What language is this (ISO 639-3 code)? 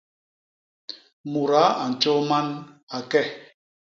bas